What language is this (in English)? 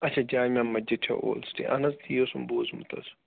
Kashmiri